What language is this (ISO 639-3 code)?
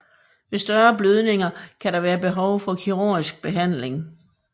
dan